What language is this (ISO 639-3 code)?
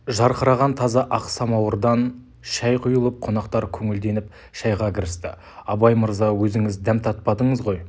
kaz